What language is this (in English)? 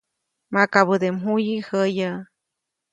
Copainalá Zoque